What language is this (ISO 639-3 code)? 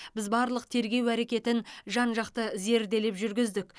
kaz